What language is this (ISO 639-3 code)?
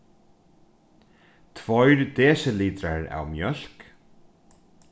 fao